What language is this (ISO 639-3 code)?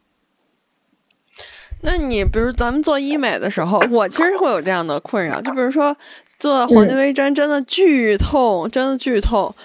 zho